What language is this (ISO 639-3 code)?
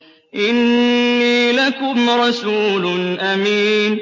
ara